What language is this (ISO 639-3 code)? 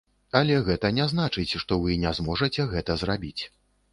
bel